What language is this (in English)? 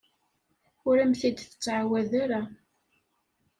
Kabyle